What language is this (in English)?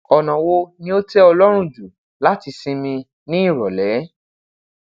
Yoruba